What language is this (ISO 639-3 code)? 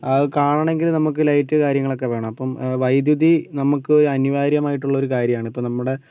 mal